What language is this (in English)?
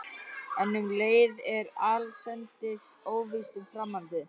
Icelandic